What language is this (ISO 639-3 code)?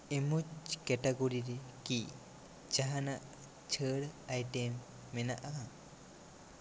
sat